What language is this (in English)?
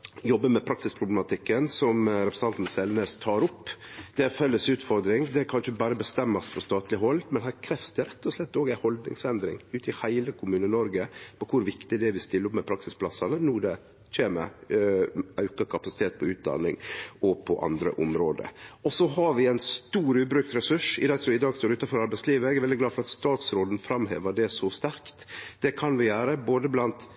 Norwegian Nynorsk